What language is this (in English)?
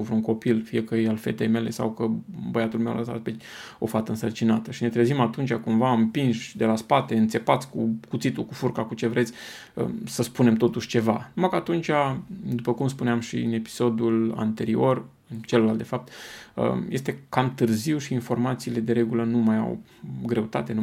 Romanian